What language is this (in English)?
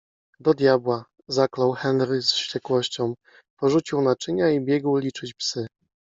Polish